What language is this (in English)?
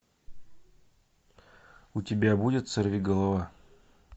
Russian